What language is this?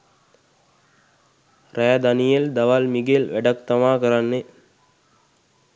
Sinhala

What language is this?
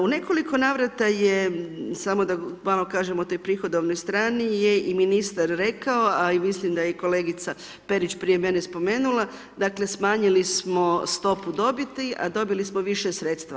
Croatian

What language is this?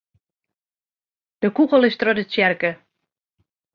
Western Frisian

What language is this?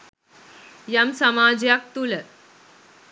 Sinhala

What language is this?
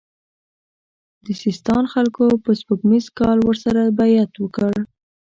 Pashto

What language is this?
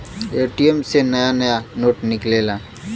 Bhojpuri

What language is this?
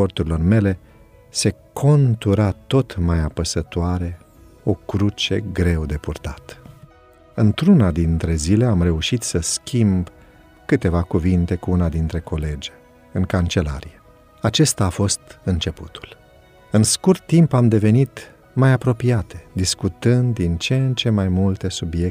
Romanian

